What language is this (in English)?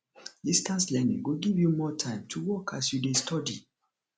Nigerian Pidgin